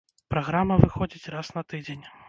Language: Belarusian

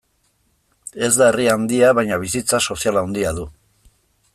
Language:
Basque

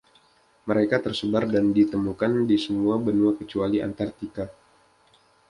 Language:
Indonesian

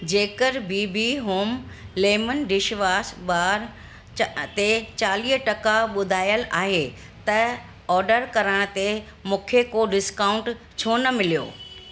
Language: Sindhi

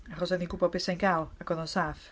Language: Welsh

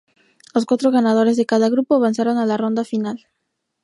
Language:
Spanish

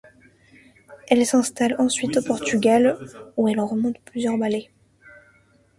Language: French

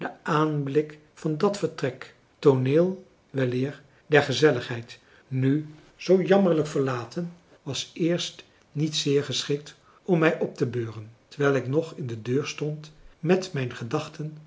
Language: Dutch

